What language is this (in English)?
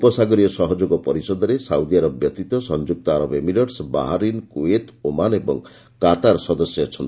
Odia